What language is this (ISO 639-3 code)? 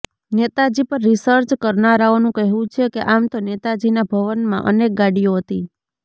guj